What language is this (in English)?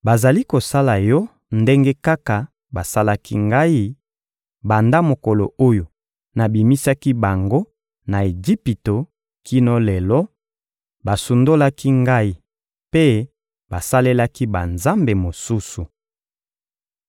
Lingala